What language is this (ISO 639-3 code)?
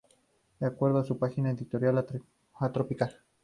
spa